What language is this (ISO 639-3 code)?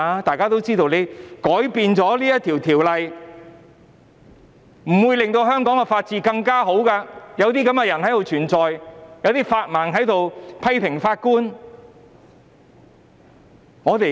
yue